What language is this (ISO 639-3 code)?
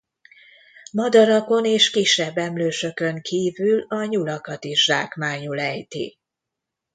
hun